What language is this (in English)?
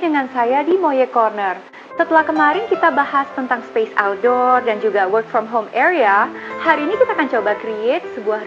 Indonesian